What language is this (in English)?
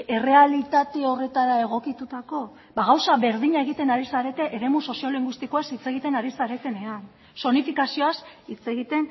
Basque